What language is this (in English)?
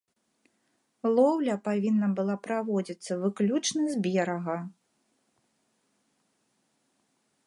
Belarusian